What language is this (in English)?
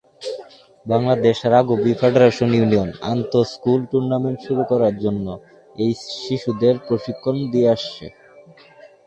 Bangla